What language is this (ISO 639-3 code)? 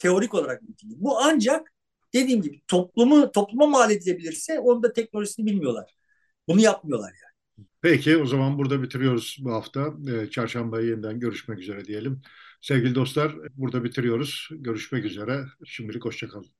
tur